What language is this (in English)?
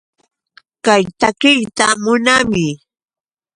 Yauyos Quechua